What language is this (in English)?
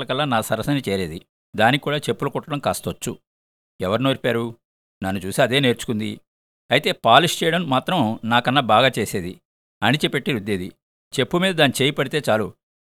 Telugu